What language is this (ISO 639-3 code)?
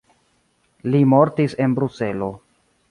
epo